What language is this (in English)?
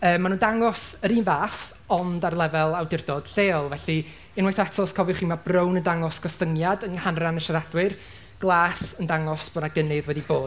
Welsh